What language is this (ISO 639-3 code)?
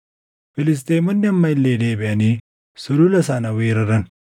orm